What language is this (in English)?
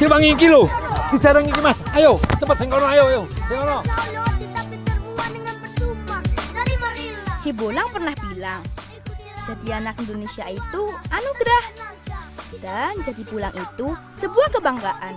Indonesian